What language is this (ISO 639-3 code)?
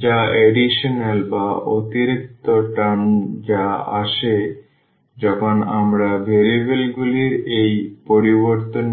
ben